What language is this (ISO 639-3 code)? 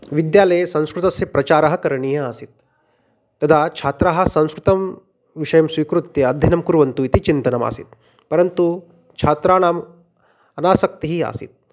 san